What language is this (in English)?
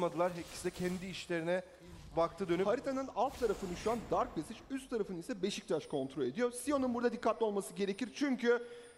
Turkish